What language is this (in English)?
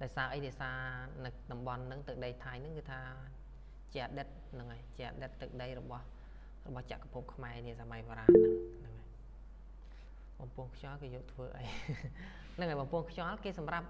Thai